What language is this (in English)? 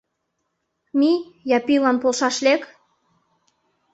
Mari